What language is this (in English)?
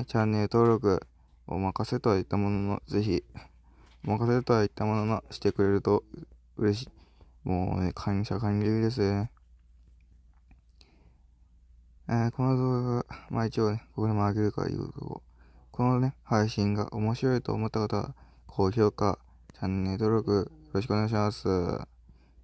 Japanese